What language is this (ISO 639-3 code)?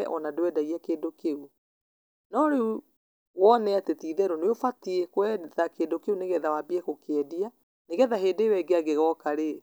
kik